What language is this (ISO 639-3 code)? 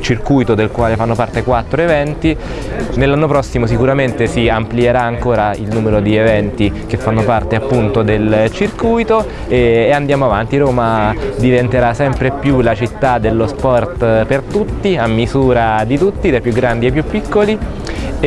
ita